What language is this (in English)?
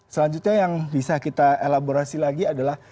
Indonesian